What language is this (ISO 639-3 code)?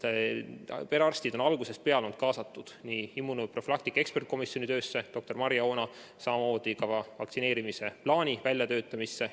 est